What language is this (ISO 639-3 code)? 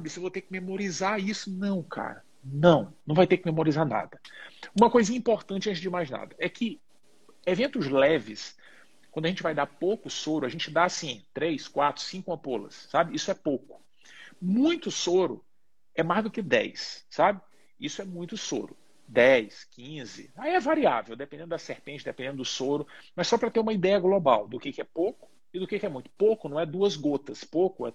por